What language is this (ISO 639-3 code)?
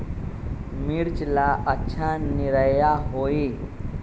mag